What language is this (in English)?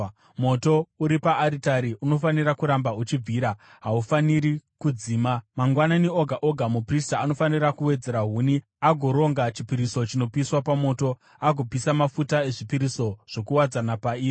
Shona